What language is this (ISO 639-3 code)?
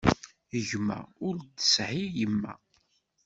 kab